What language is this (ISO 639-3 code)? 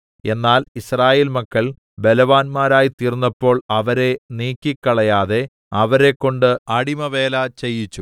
mal